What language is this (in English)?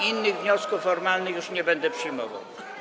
Polish